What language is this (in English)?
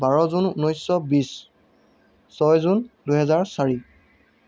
Assamese